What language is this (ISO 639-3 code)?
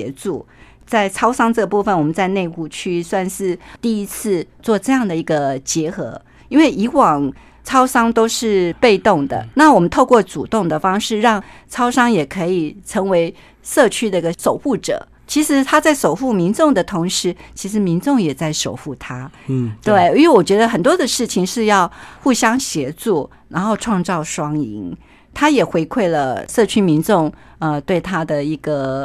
zho